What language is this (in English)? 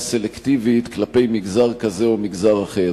Hebrew